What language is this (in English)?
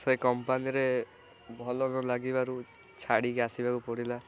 Odia